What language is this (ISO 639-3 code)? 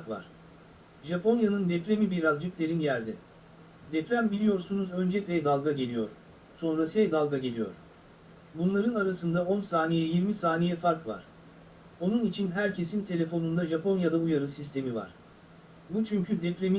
tur